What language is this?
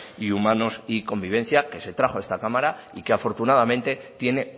Spanish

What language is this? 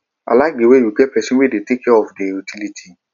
Nigerian Pidgin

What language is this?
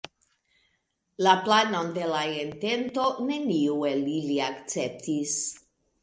Esperanto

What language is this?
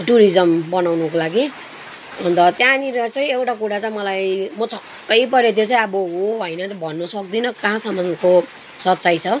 Nepali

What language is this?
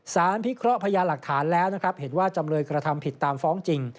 Thai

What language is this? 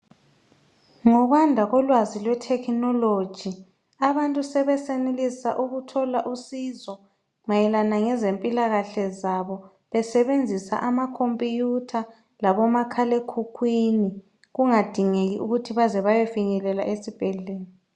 North Ndebele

